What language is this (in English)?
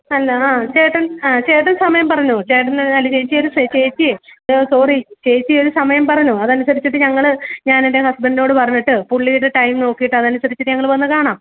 Malayalam